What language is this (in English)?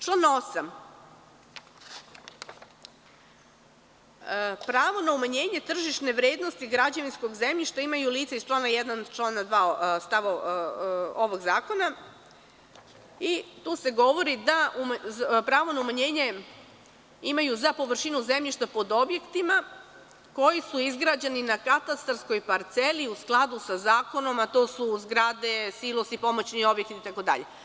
Serbian